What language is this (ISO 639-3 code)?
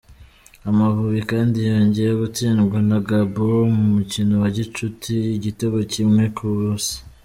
kin